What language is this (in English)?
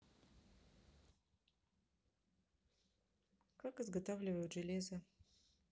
Russian